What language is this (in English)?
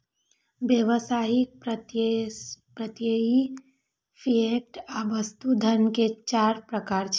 Maithili